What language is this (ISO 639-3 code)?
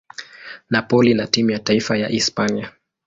swa